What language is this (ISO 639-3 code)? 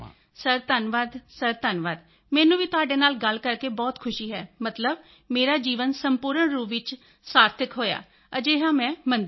pan